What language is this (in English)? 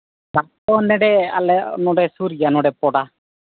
Santali